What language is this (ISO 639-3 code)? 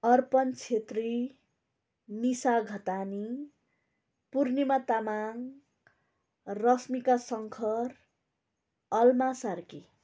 nep